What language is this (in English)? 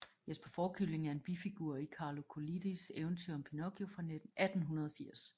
Danish